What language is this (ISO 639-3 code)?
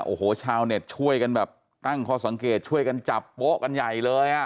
tha